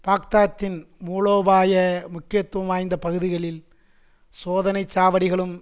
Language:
Tamil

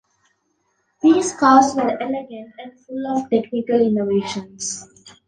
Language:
English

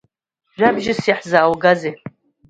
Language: Abkhazian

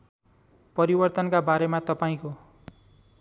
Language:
Nepali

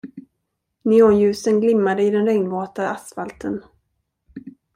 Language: Swedish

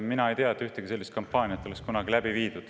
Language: Estonian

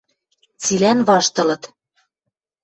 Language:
Western Mari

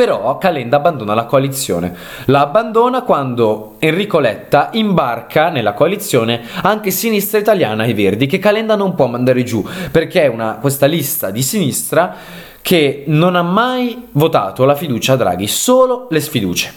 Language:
Italian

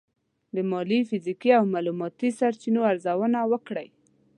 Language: Pashto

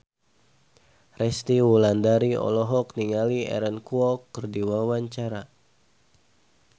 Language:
Sundanese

